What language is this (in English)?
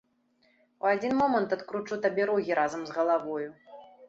Belarusian